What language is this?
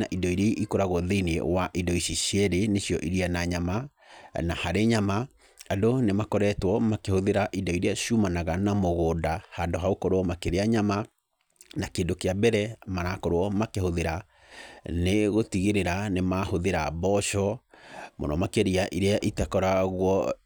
Kikuyu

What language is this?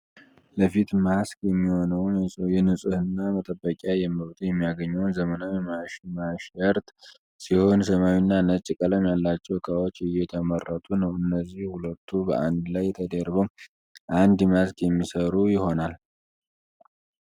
Amharic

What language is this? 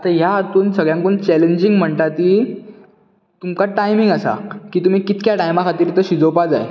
Konkani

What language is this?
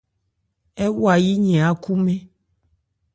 Ebrié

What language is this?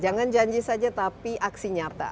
Indonesian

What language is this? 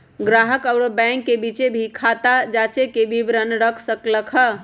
Magahi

